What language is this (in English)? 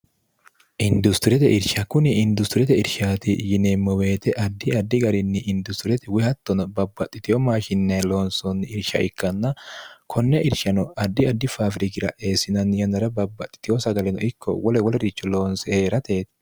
Sidamo